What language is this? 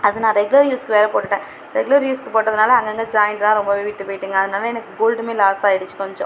Tamil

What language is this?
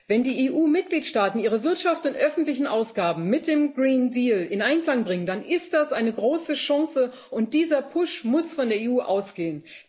German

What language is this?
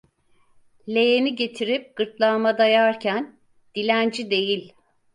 Turkish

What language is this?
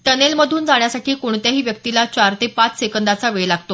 Marathi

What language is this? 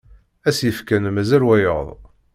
Kabyle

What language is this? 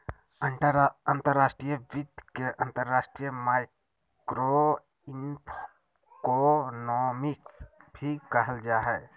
Magahi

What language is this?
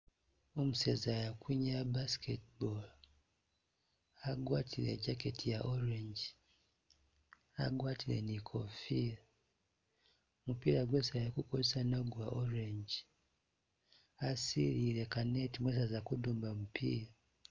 Masaaba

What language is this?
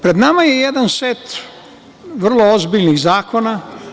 Serbian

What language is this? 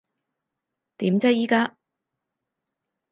Cantonese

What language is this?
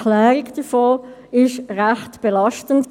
Swiss German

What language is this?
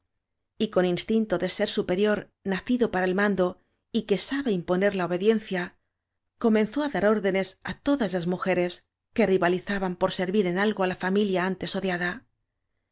Spanish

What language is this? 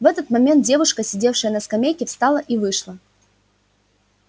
Russian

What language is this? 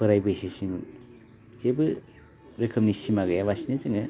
Bodo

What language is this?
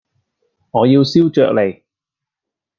Cantonese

